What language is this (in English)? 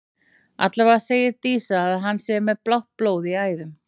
Icelandic